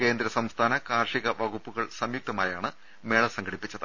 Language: Malayalam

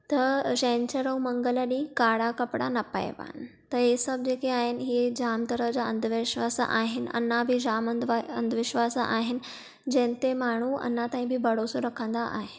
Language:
Sindhi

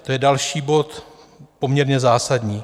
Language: Czech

